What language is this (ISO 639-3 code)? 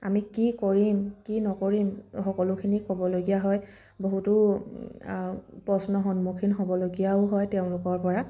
asm